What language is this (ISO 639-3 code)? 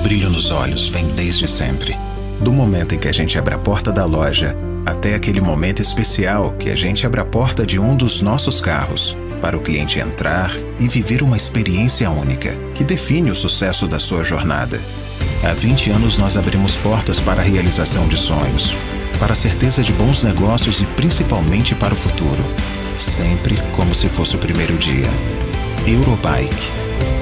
por